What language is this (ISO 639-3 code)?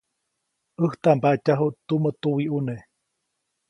zoc